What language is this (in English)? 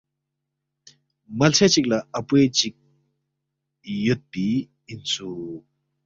Balti